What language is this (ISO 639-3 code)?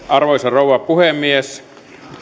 fin